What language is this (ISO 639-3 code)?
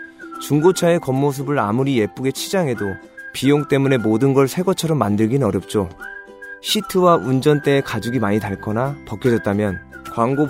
kor